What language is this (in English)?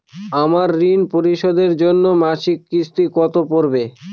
Bangla